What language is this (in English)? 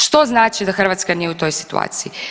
Croatian